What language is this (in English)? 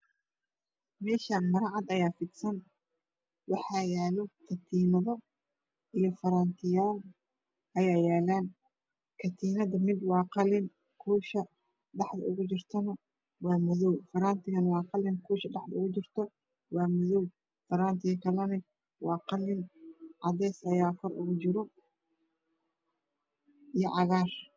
Somali